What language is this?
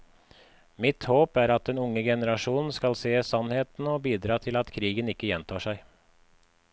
Norwegian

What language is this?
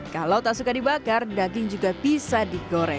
Indonesian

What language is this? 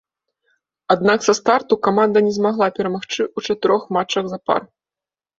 Belarusian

